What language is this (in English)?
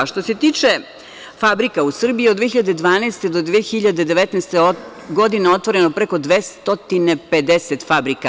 Serbian